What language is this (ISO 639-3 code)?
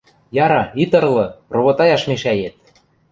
mrj